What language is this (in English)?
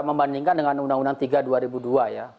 Indonesian